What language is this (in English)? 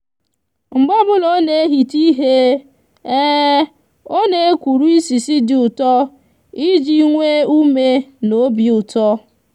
Igbo